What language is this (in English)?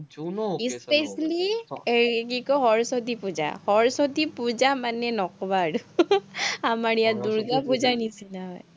Assamese